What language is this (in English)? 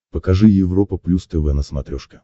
Russian